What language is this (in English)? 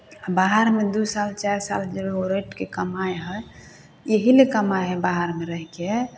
Maithili